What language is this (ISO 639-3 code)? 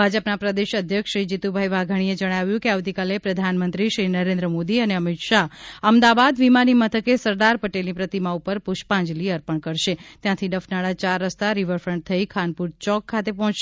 guj